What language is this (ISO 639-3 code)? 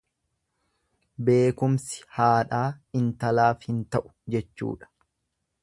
orm